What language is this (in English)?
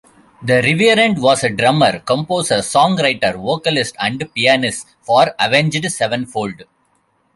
English